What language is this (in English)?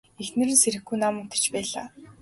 Mongolian